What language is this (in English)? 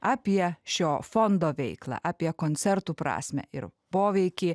Lithuanian